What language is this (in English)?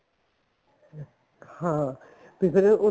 Punjabi